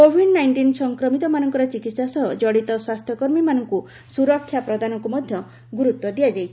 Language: Odia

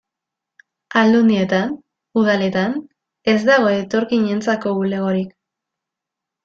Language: Basque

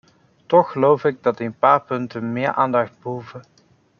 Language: Dutch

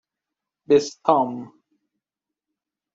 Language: Persian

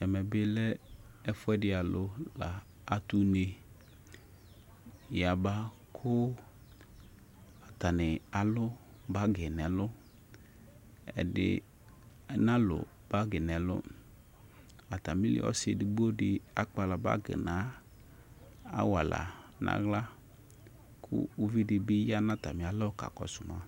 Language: Ikposo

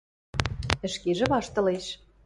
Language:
Western Mari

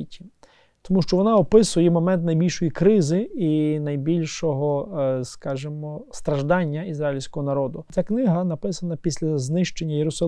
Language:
Ukrainian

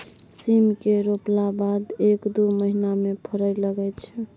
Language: Maithili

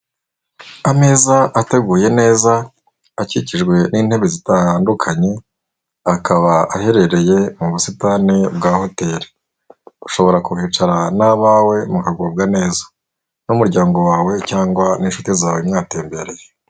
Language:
Kinyarwanda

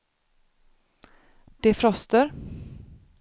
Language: Swedish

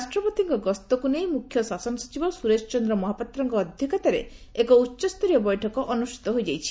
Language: Odia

